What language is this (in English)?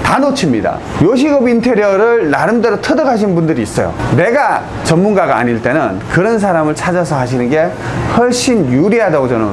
Korean